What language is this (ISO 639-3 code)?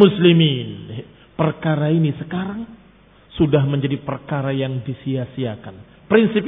ind